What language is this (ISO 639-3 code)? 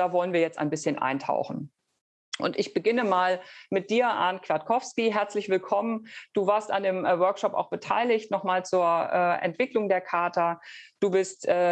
deu